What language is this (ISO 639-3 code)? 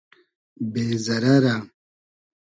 haz